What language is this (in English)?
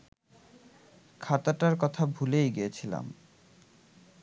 Bangla